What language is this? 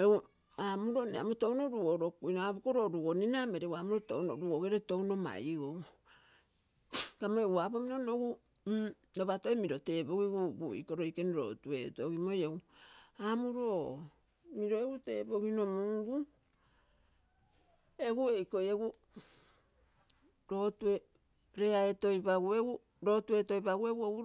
Terei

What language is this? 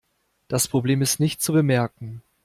German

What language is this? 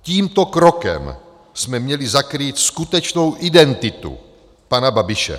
Czech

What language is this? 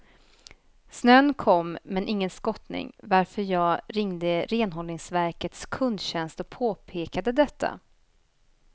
Swedish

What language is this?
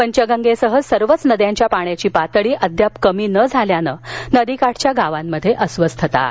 Marathi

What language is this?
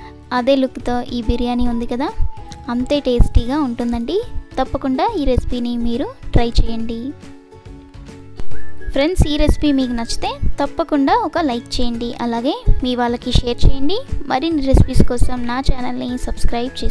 Hindi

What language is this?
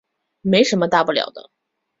Chinese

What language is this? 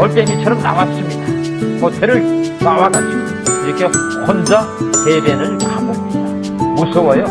Korean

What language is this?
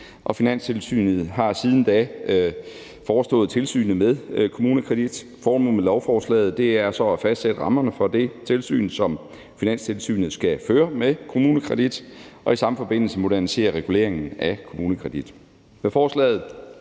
Danish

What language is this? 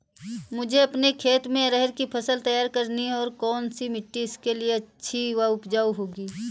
Hindi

